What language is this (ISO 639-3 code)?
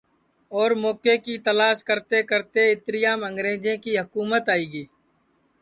ssi